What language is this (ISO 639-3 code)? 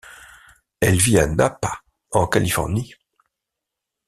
fra